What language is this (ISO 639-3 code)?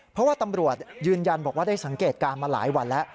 tha